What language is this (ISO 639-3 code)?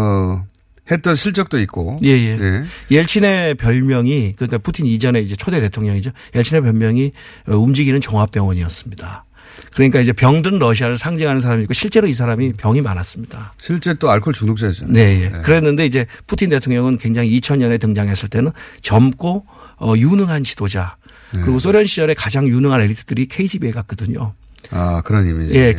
kor